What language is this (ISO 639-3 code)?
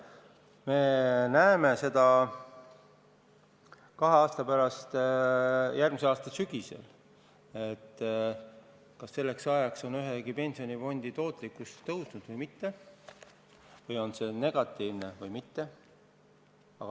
est